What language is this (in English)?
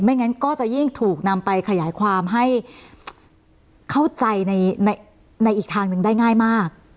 Thai